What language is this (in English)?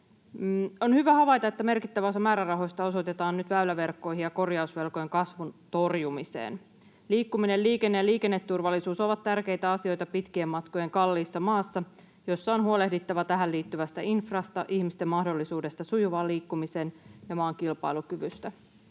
Finnish